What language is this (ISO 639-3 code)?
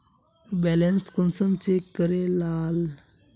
mag